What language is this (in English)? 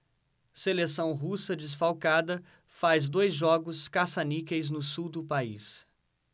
Portuguese